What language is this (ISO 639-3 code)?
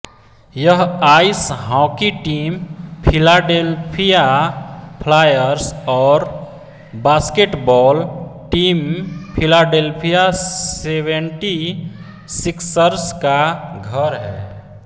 hin